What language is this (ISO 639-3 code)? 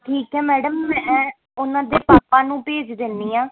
pan